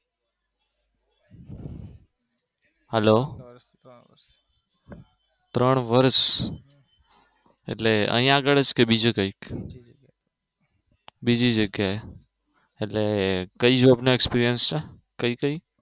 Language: Gujarati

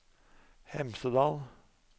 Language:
Norwegian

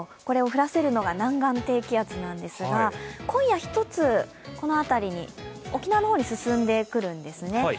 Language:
Japanese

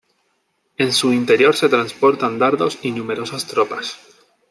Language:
Spanish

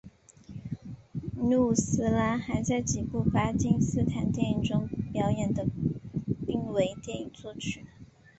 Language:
Chinese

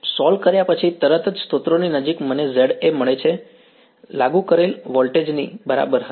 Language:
Gujarati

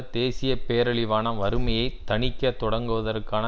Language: Tamil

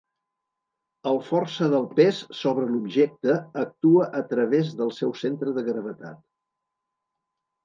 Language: Catalan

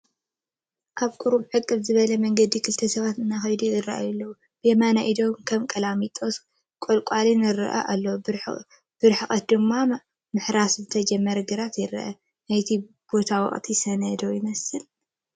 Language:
Tigrinya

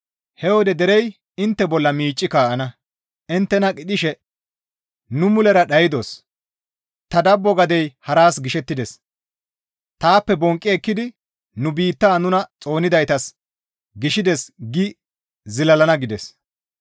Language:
Gamo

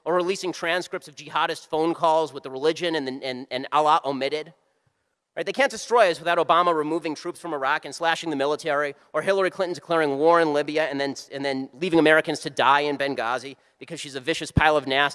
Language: English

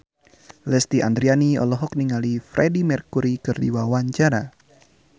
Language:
Sundanese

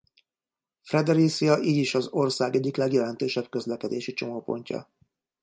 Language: Hungarian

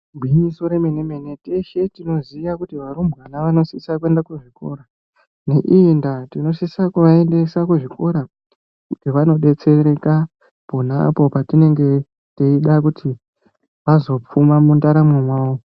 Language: Ndau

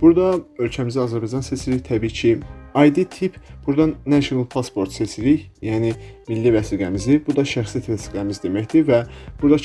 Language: Turkish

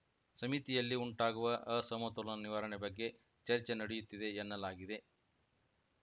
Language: Kannada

